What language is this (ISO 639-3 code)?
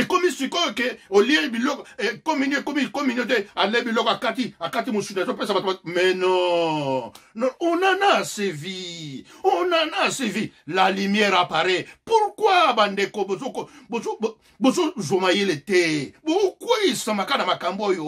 fra